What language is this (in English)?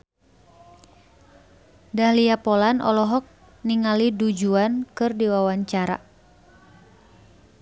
Sundanese